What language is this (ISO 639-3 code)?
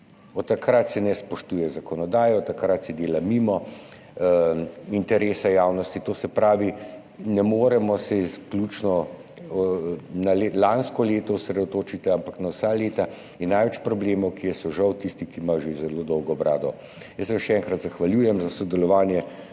slv